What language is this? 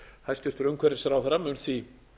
Icelandic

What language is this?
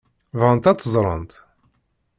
Kabyle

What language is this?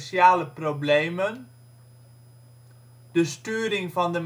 Dutch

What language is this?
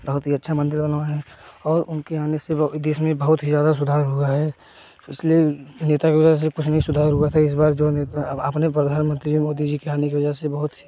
Hindi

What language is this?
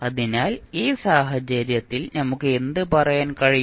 Malayalam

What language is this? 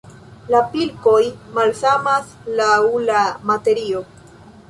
Esperanto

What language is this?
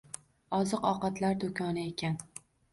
Uzbek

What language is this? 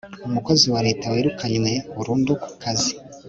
Kinyarwanda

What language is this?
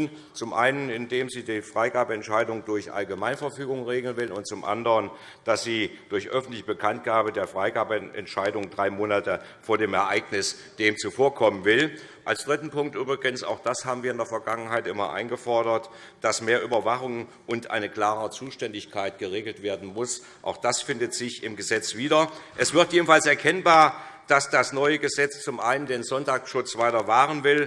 German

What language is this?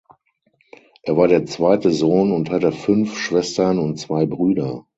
German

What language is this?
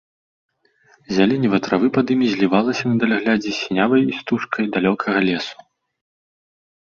Belarusian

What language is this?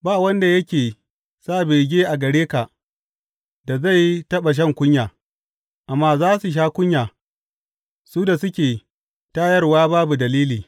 Hausa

